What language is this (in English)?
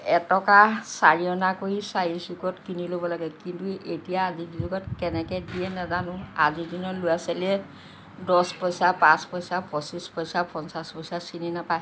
Assamese